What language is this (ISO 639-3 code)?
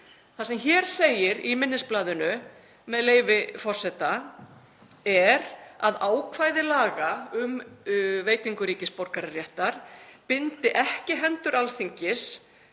isl